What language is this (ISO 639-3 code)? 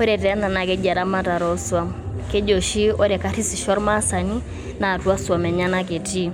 mas